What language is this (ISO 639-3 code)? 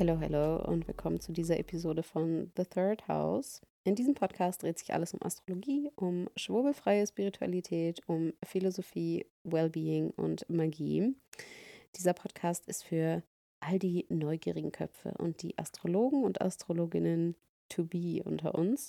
deu